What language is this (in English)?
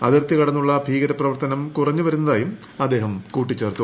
Malayalam